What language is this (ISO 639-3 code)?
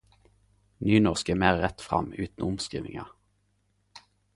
nno